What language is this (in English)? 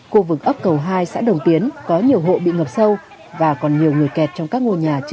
Vietnamese